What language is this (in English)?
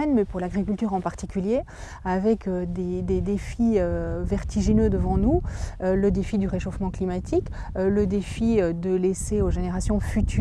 French